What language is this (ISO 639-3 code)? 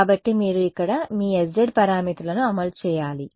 tel